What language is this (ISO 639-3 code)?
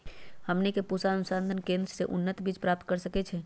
mag